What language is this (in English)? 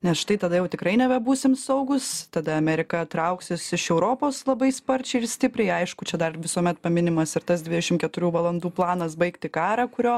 Lithuanian